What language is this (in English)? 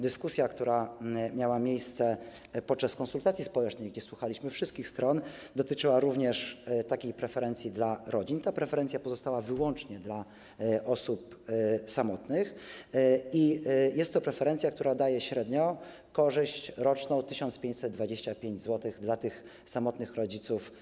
Polish